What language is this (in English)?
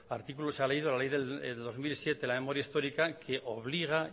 Spanish